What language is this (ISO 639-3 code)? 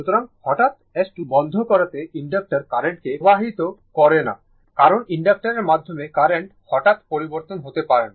ben